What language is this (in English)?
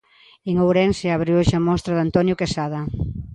Galician